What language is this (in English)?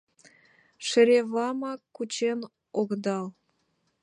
Mari